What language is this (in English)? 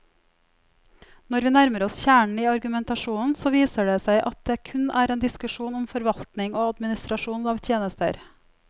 Norwegian